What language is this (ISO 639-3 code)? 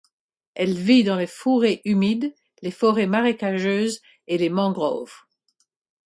fra